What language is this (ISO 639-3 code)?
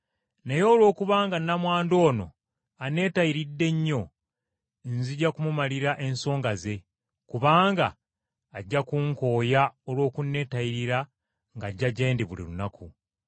lug